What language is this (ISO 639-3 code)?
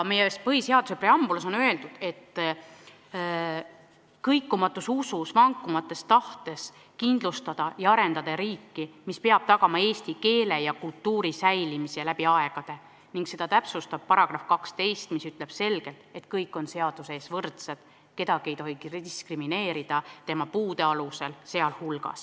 est